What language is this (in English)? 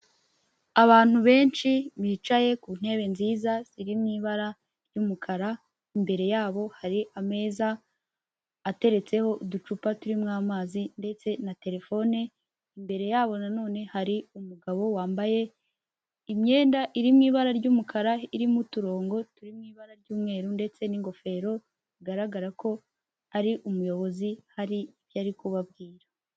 Kinyarwanda